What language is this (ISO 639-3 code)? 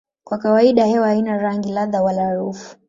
swa